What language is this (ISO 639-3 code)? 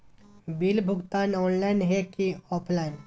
mag